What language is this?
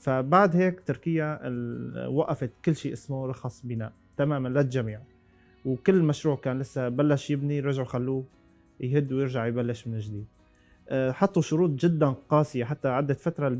Arabic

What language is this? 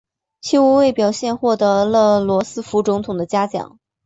Chinese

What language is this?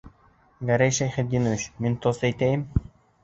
Bashkir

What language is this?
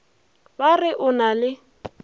Northern Sotho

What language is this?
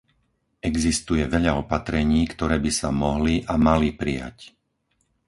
Slovak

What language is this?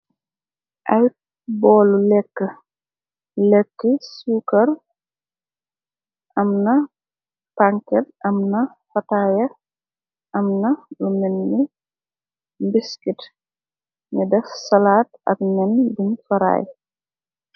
Wolof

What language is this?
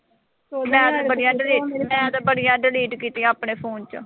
Punjabi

